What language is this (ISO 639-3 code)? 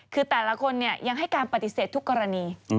tha